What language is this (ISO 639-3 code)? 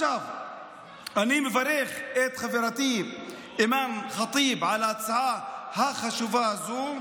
heb